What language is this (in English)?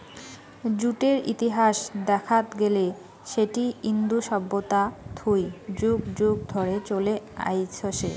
Bangla